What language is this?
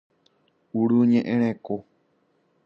Guarani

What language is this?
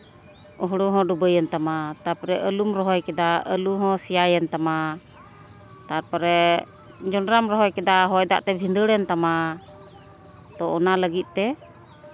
Santali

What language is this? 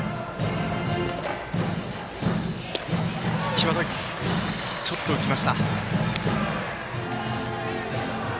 Japanese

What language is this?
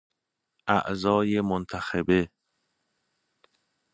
Persian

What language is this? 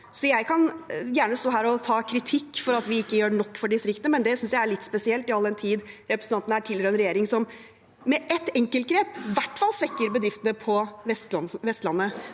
Norwegian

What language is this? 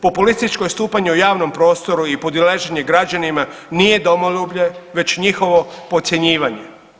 Croatian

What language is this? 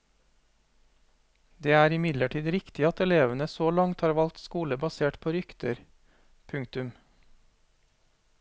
Norwegian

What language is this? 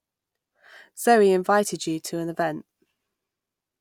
English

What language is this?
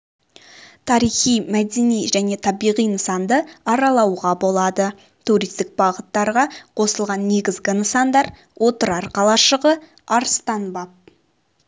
Kazakh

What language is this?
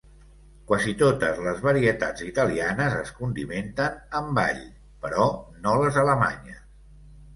Catalan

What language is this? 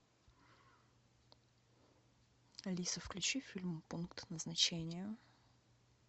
Russian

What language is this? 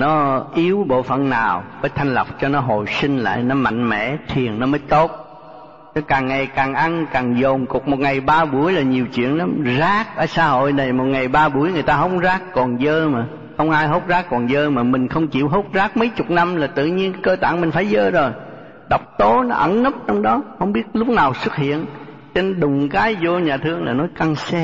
Vietnamese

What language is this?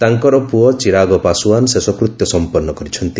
Odia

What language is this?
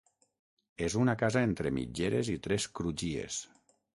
Catalan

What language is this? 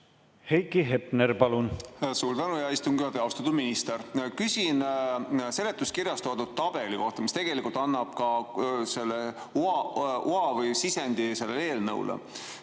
Estonian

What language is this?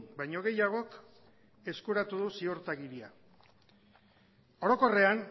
Basque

